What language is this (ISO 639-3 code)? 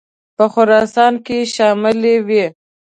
pus